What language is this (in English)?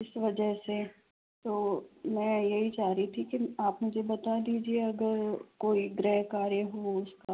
Hindi